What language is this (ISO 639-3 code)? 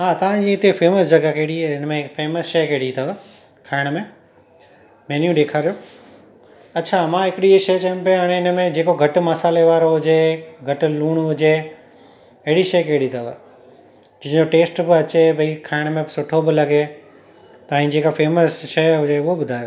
snd